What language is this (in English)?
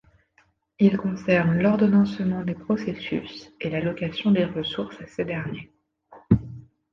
French